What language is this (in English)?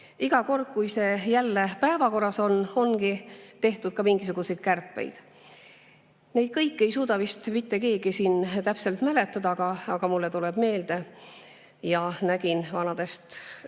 Estonian